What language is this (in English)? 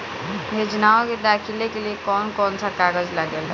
Bhojpuri